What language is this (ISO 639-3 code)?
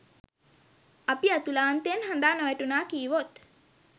sin